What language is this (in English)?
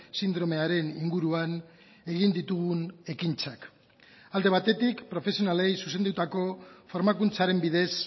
Basque